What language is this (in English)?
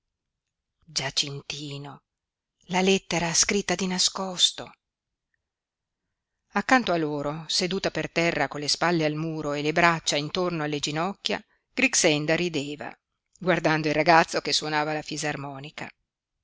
Italian